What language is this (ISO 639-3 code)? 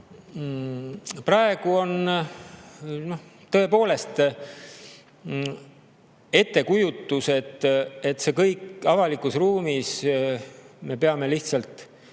est